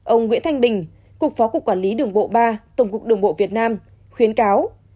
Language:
Vietnamese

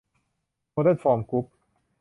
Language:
Thai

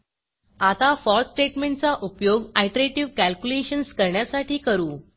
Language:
Marathi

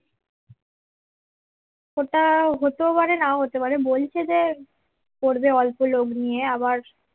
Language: Bangla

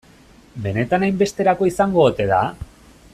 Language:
Basque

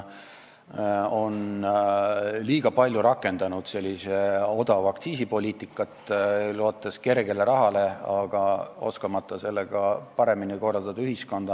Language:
Estonian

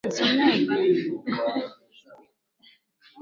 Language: Swahili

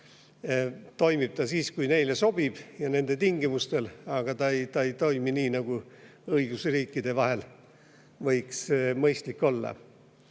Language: Estonian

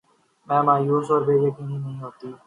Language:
Urdu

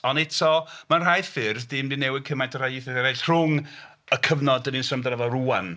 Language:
Welsh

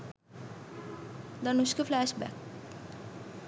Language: Sinhala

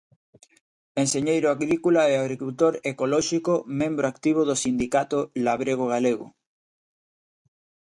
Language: Galician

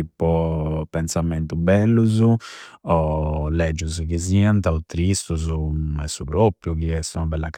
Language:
Campidanese Sardinian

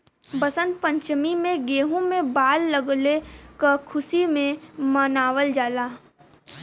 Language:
Bhojpuri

